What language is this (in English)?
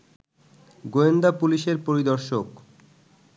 Bangla